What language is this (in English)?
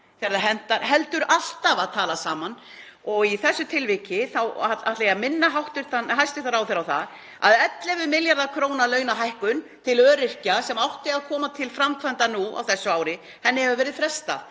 Icelandic